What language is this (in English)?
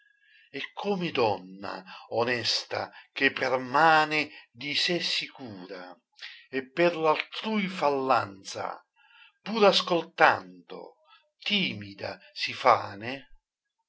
Italian